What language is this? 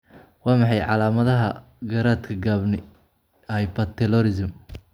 Somali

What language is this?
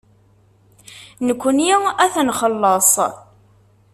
Kabyle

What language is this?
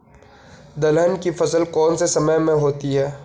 Hindi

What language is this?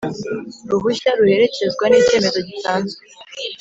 Kinyarwanda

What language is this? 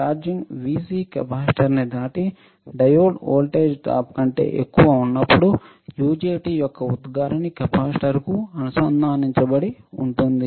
Telugu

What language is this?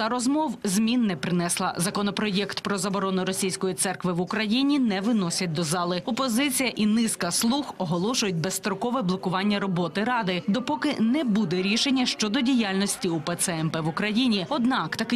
Ukrainian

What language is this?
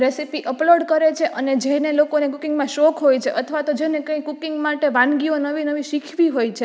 Gujarati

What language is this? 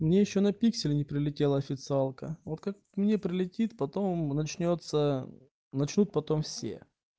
Russian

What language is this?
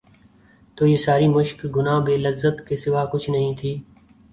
Urdu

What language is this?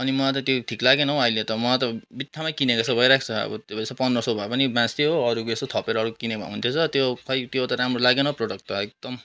Nepali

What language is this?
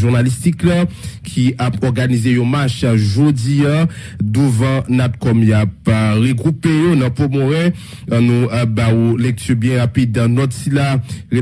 French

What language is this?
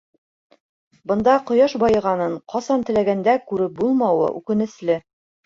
Bashkir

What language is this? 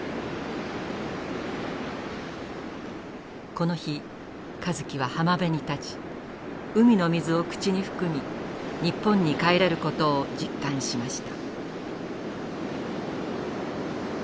Japanese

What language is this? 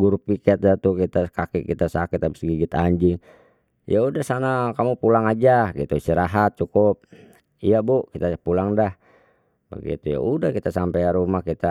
Betawi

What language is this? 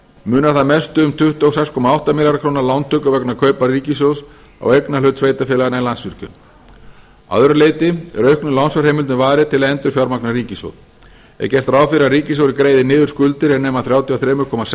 Icelandic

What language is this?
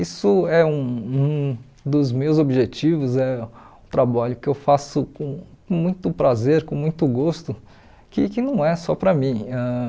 Portuguese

